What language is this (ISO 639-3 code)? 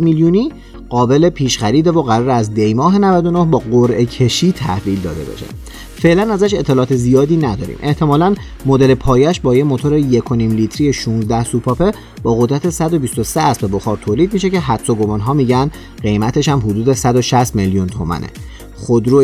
fas